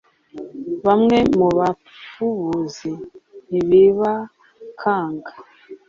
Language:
Kinyarwanda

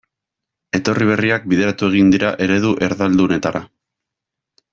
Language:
Basque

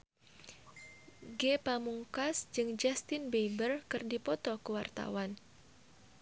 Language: Sundanese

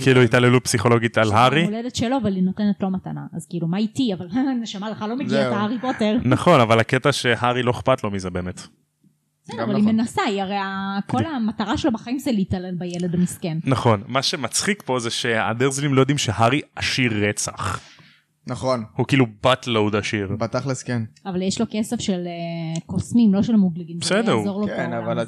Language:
Hebrew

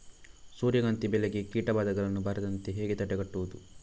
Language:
Kannada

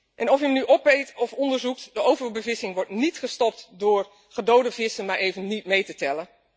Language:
Dutch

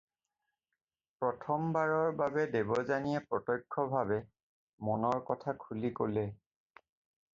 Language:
Assamese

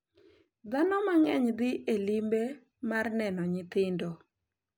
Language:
Luo (Kenya and Tanzania)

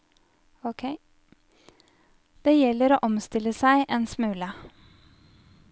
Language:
Norwegian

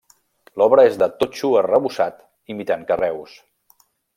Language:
Catalan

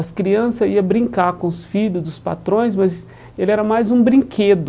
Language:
Portuguese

